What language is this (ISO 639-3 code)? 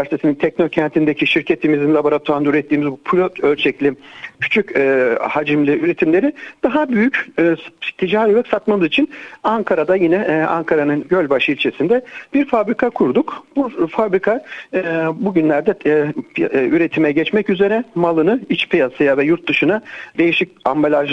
tur